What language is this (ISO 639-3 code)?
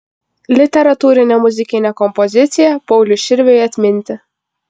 lit